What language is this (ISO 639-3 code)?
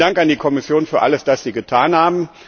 deu